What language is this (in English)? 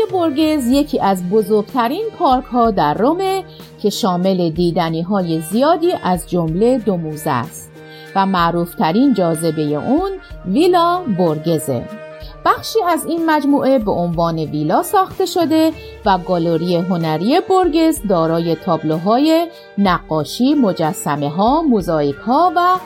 Persian